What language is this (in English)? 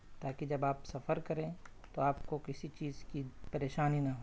Urdu